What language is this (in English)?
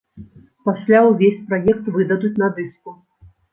Belarusian